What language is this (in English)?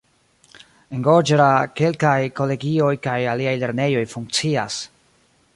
Esperanto